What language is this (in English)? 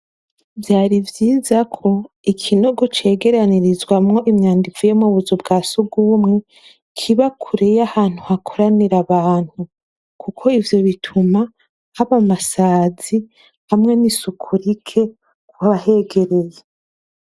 Rundi